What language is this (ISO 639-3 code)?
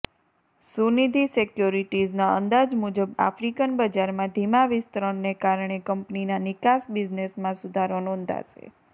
guj